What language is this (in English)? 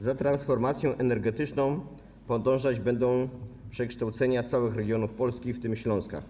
Polish